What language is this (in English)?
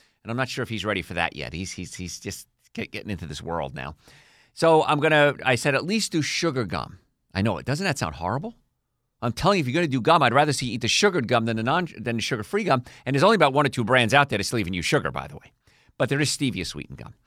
English